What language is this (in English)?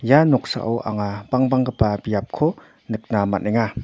Garo